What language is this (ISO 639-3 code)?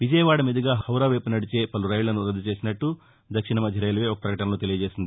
tel